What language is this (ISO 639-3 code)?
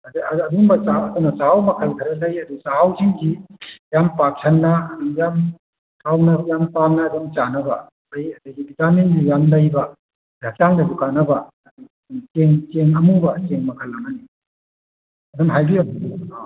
mni